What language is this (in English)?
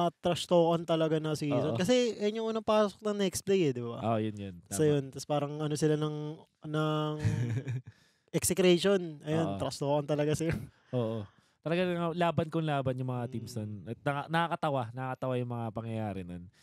Filipino